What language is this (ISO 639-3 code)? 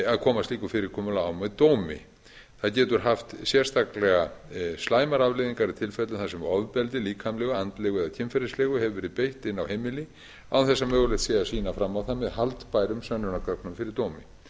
isl